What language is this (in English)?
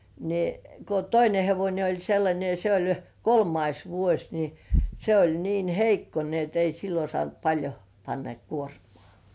Finnish